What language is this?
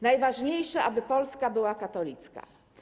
Polish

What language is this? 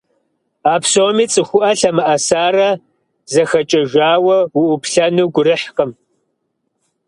Kabardian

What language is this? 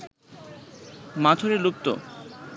Bangla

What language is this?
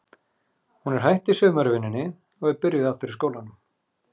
Icelandic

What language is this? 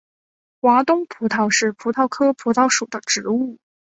Chinese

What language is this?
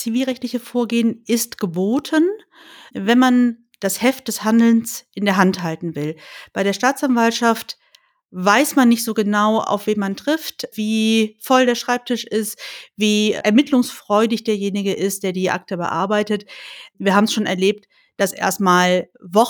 German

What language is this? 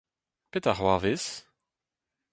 Breton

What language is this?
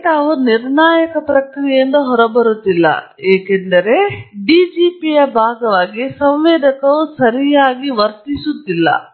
Kannada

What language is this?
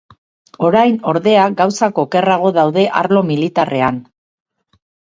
Basque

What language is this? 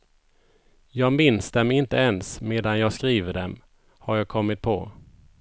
Swedish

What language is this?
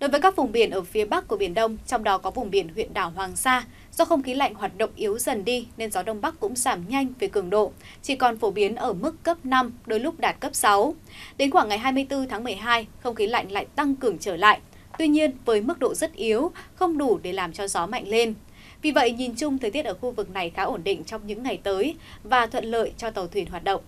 Vietnamese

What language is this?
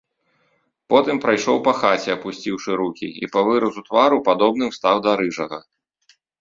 Belarusian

